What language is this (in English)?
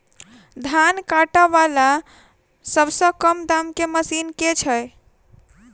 Maithili